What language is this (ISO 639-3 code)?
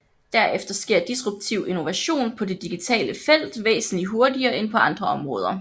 dan